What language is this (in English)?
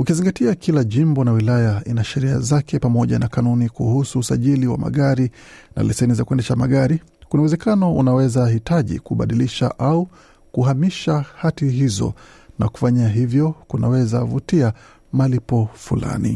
Swahili